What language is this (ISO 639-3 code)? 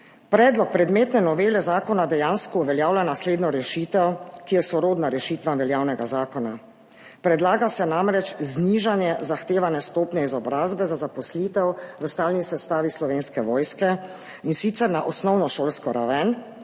slv